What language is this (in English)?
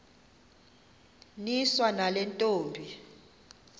Xhosa